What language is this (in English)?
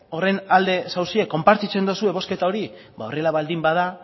Basque